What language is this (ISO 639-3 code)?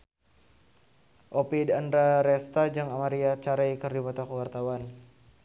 sun